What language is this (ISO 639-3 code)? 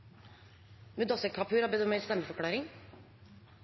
nob